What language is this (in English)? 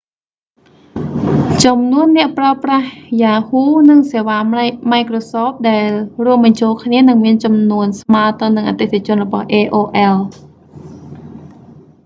Khmer